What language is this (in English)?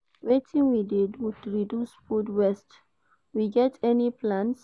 Nigerian Pidgin